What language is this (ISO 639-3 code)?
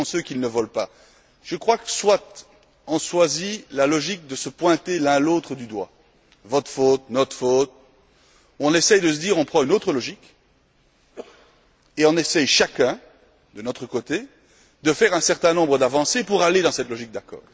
fra